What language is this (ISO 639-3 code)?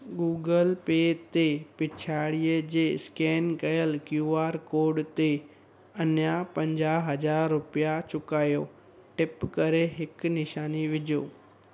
snd